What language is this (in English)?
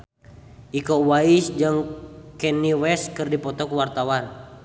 Sundanese